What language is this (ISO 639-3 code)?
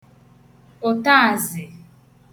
ibo